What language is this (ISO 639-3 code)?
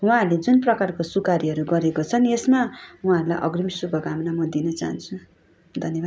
nep